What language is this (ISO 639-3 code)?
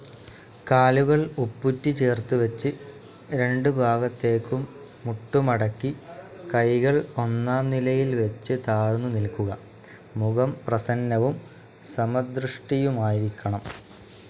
mal